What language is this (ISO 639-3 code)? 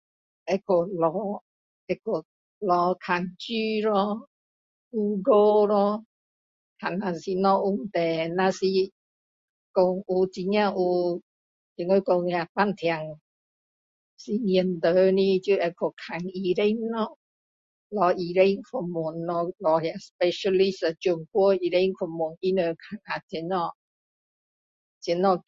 cdo